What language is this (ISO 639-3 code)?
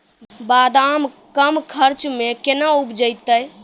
mai